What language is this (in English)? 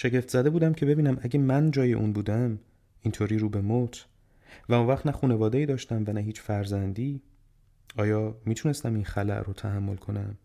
Persian